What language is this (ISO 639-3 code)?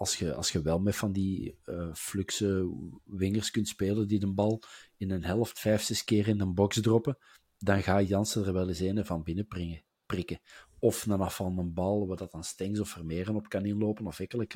nld